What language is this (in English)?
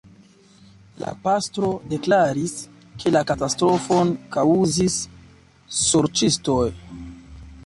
Esperanto